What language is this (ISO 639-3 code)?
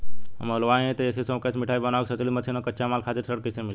bho